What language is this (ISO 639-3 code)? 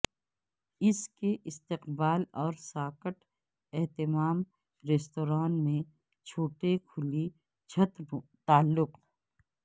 urd